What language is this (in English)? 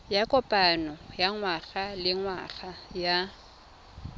Tswana